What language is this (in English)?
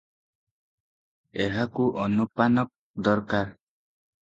Odia